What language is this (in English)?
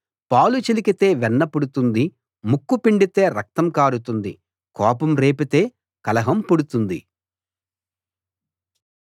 Telugu